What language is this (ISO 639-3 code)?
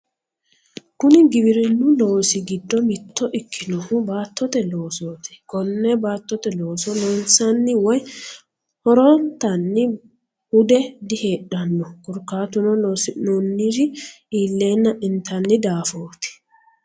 sid